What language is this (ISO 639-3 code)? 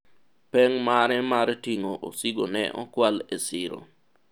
luo